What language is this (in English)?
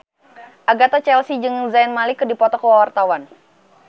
Sundanese